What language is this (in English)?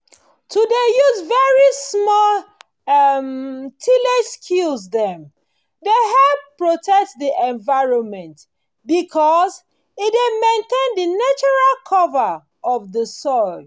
Nigerian Pidgin